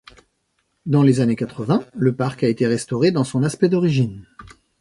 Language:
French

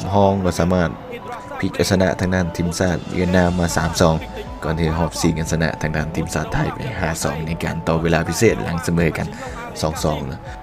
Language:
Thai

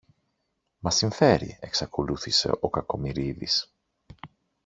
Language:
Greek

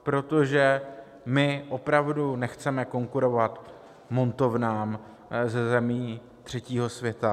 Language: Czech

